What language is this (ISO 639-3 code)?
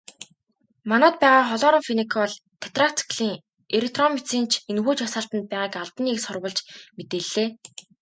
mon